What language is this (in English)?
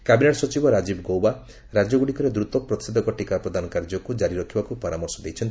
Odia